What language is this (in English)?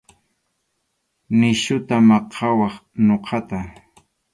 Arequipa-La Unión Quechua